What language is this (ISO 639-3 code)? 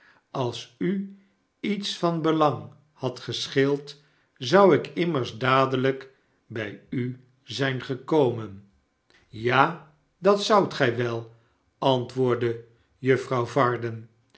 nld